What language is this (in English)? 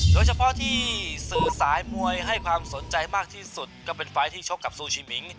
Thai